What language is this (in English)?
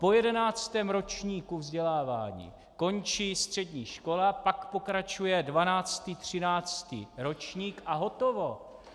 Czech